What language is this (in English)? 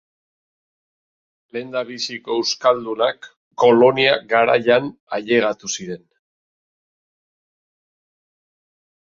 Basque